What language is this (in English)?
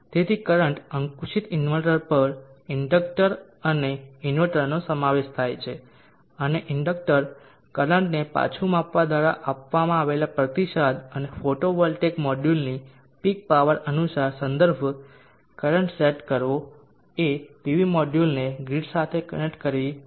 Gujarati